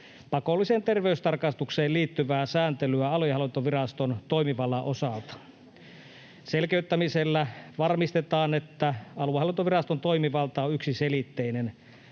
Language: Finnish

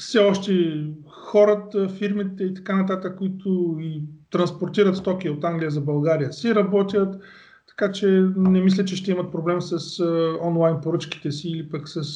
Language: Bulgarian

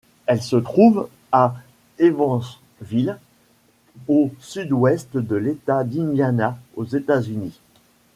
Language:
French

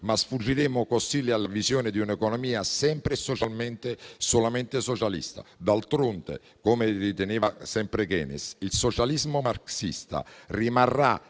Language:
Italian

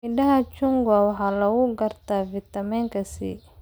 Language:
Somali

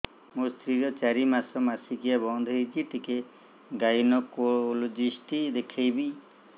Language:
Odia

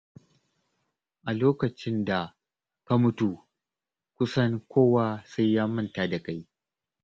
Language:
Hausa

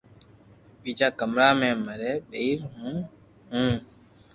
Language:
Loarki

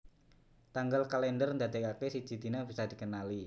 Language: Javanese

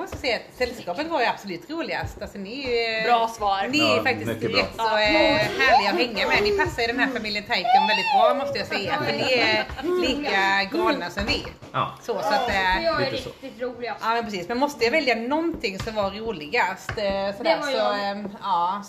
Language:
Swedish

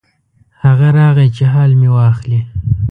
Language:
Pashto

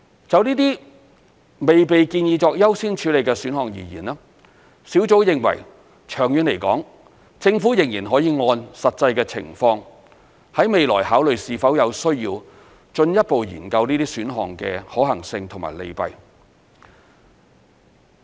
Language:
Cantonese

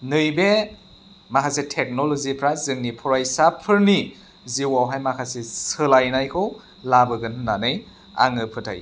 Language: Bodo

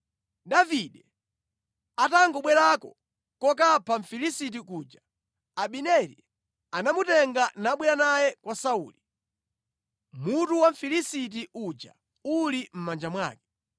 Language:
Nyanja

